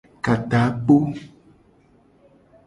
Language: Gen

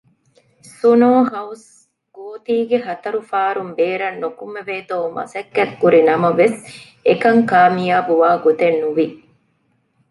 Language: Divehi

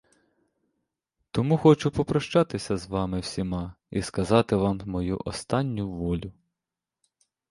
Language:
Ukrainian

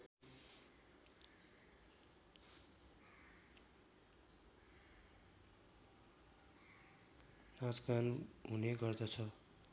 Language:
Nepali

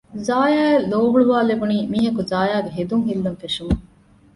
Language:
Divehi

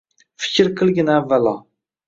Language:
Uzbek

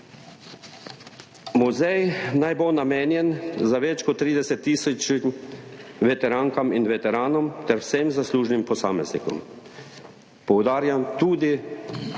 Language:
Slovenian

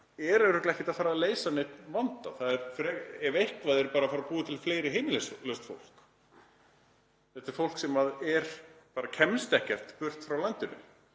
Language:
Icelandic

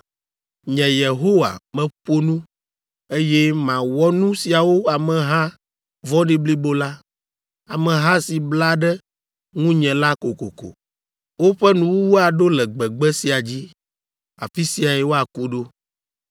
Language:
Ewe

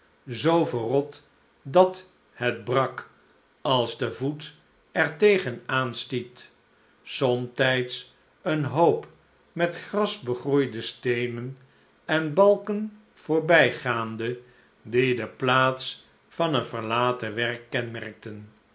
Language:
Dutch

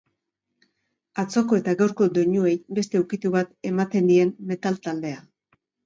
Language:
Basque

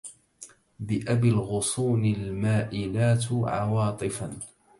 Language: Arabic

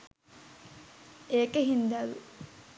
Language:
Sinhala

